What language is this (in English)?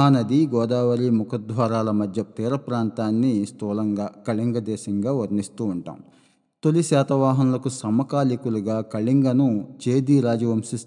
Telugu